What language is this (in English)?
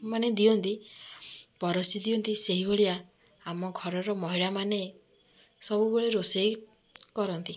Odia